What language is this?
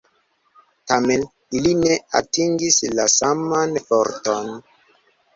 Esperanto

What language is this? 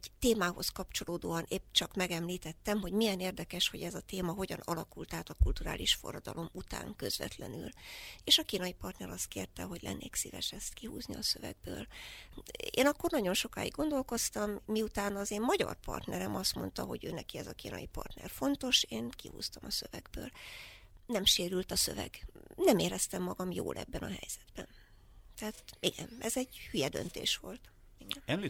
Hungarian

